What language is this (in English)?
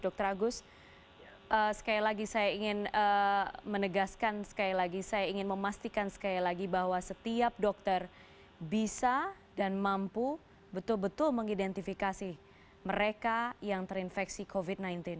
Indonesian